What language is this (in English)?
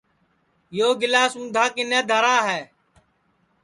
Sansi